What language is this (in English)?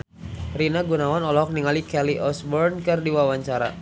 Sundanese